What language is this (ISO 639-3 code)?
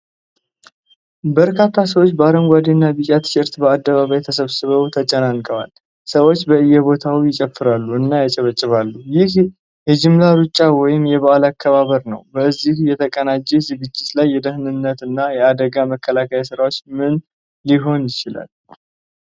amh